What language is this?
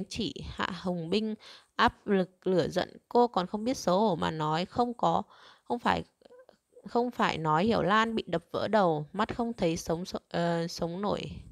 Vietnamese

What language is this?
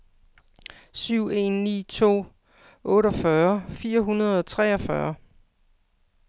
Danish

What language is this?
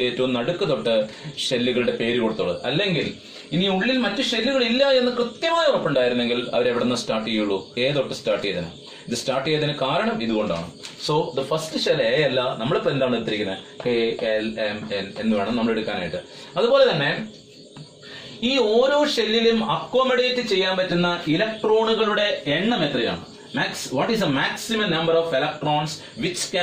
Hindi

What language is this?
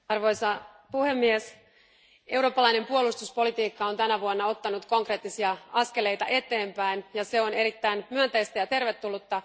Finnish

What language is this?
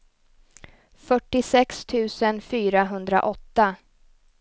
Swedish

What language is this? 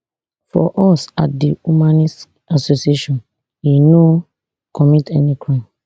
Nigerian Pidgin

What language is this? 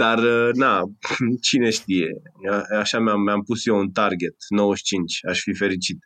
Romanian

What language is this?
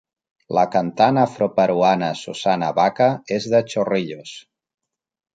Catalan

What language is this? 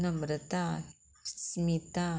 Konkani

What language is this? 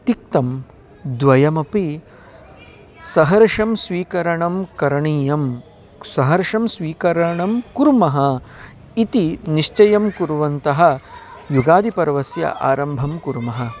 Sanskrit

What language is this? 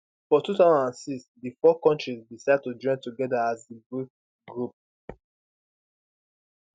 Nigerian Pidgin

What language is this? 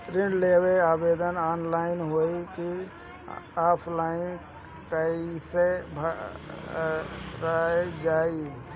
Bhojpuri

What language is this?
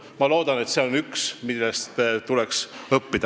Estonian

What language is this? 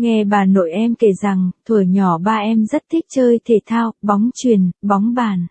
Vietnamese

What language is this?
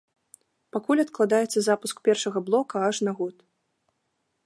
Belarusian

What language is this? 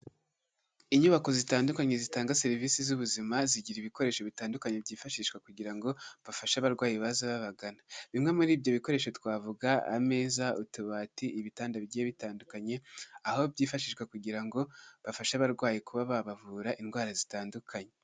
Kinyarwanda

